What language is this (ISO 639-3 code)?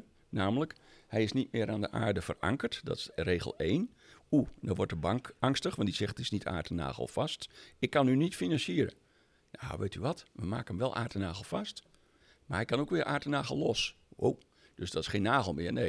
nld